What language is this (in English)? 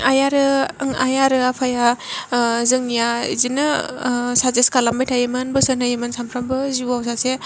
Bodo